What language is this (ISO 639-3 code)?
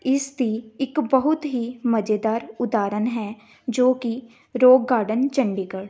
pan